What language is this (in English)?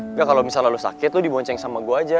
Indonesian